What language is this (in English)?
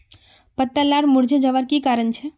Magahi